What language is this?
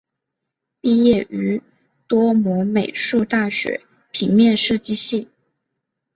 Chinese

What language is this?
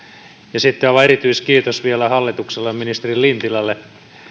Finnish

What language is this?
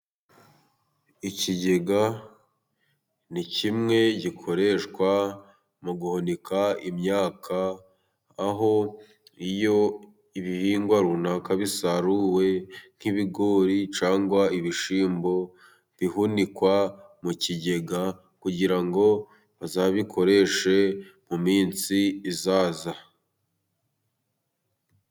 Kinyarwanda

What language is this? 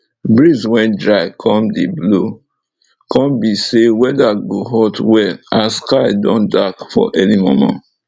Nigerian Pidgin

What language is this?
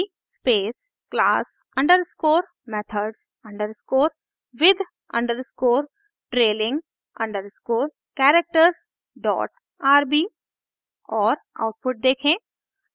Hindi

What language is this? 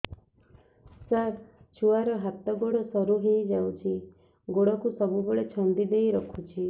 Odia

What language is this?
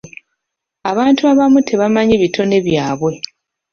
Ganda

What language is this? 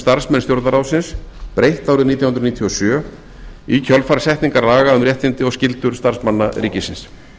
Icelandic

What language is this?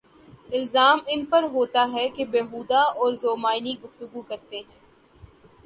Urdu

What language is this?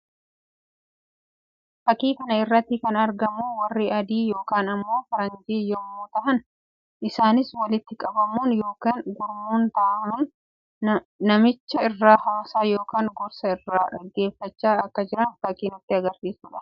Oromo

